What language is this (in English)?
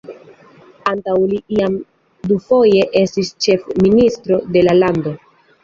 Esperanto